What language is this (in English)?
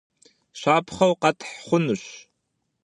Kabardian